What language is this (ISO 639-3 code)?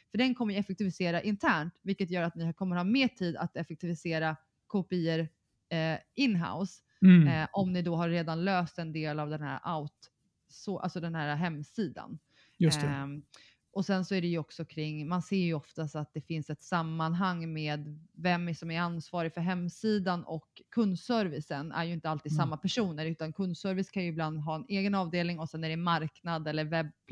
swe